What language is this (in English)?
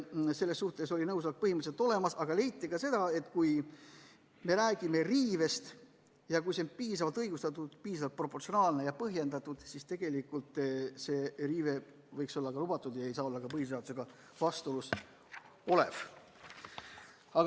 Estonian